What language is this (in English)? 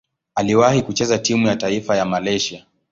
Swahili